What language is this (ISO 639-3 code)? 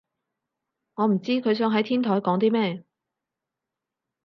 yue